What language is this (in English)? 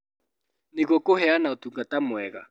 Kikuyu